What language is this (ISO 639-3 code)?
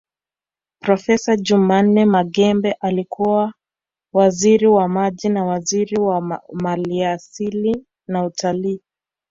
swa